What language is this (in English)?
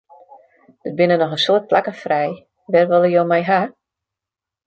Western Frisian